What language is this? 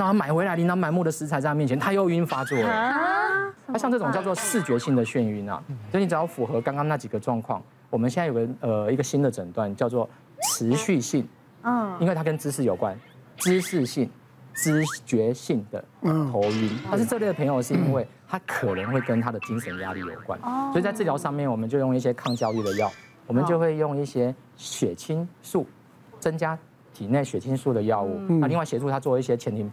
Chinese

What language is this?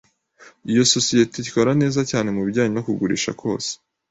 Kinyarwanda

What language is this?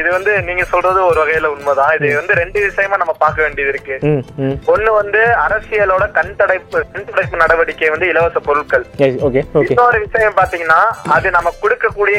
Tamil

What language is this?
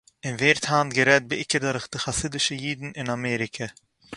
Yiddish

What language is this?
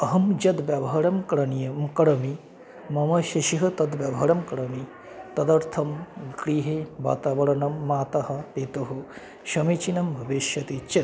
Sanskrit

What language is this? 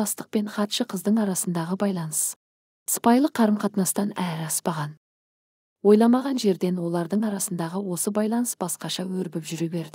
Turkish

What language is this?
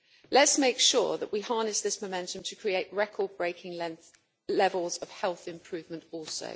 English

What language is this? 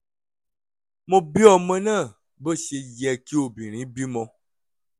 Yoruba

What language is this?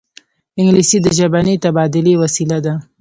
Pashto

